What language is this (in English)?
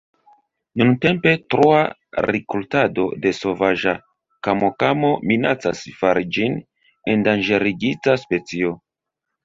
Esperanto